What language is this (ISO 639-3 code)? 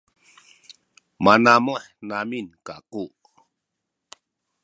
szy